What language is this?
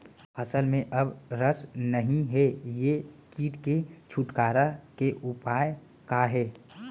Chhattisgarhi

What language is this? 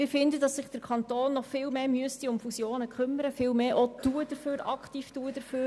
Swiss German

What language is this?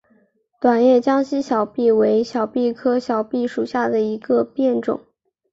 Chinese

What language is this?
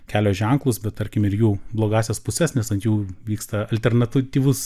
Lithuanian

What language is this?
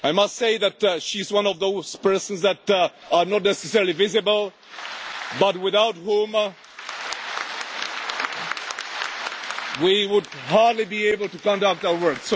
English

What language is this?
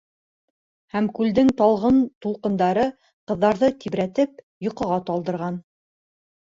Bashkir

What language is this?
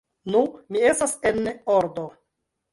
Esperanto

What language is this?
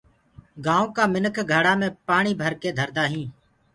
Gurgula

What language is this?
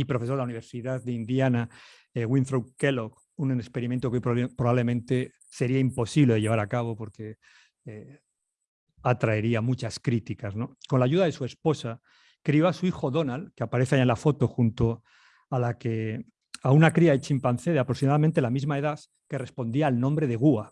Spanish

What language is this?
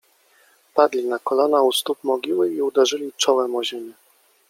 Polish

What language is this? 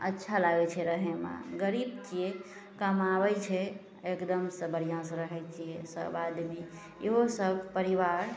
Maithili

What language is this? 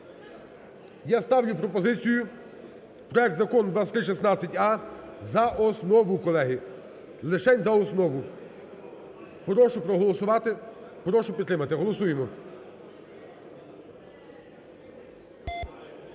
Ukrainian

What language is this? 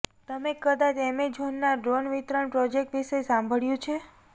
Gujarati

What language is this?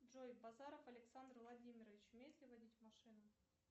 Russian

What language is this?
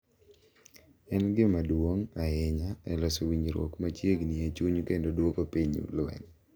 Luo (Kenya and Tanzania)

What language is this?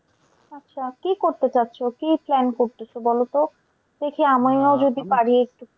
Bangla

